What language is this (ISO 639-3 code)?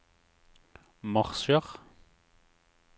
nor